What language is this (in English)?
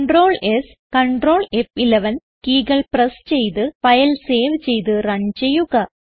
Malayalam